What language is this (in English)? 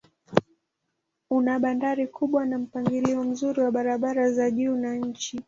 Swahili